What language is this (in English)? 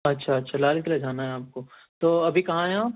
Urdu